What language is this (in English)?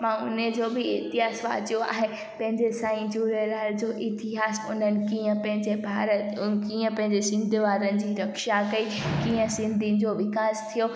Sindhi